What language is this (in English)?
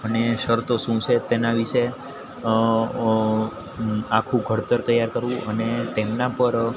Gujarati